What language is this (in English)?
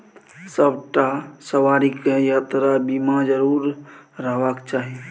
Maithili